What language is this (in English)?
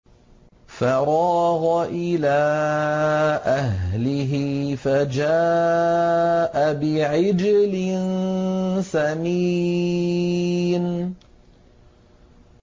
Arabic